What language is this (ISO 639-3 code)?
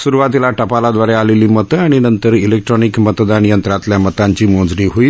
mar